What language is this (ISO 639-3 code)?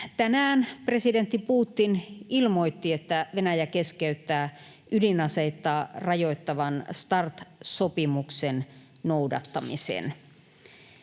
fin